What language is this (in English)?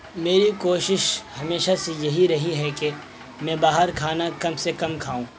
Urdu